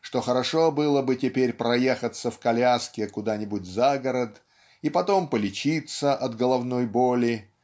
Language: Russian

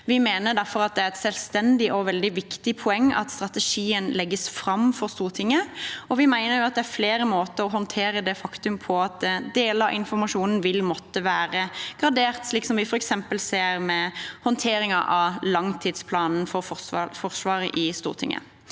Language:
Norwegian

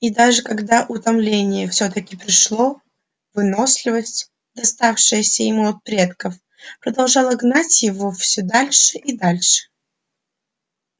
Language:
Russian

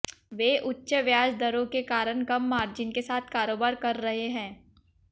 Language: Hindi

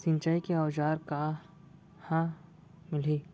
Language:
Chhattisgarhi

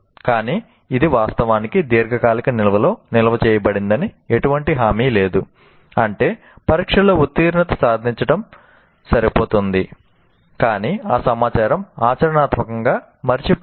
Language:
Telugu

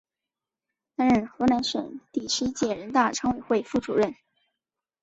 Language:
Chinese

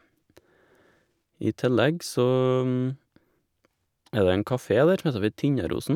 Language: Norwegian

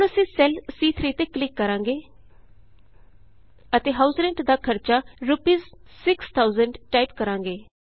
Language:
Punjabi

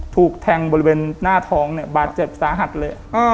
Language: Thai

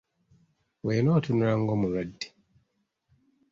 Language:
Ganda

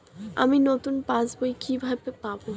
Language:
Bangla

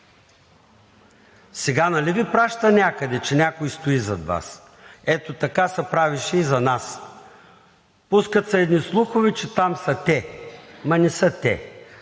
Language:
Bulgarian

